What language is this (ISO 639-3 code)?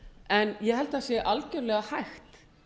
isl